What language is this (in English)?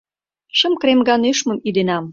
Mari